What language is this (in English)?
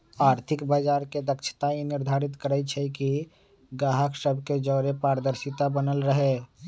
Magahi